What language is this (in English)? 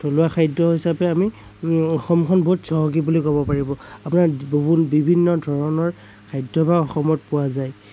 Assamese